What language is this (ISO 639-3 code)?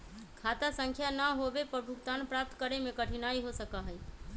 mag